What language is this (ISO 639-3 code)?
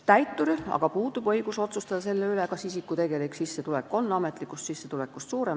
est